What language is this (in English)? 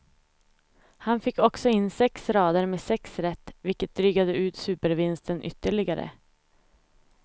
Swedish